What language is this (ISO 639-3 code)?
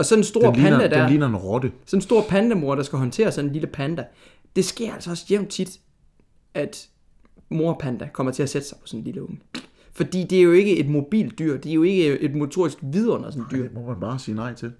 dan